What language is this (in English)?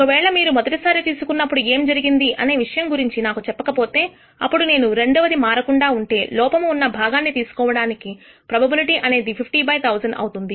Telugu